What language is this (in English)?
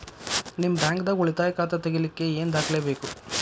Kannada